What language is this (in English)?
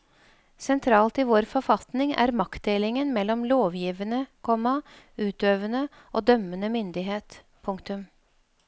Norwegian